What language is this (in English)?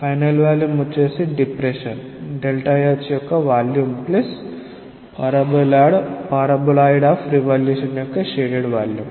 Telugu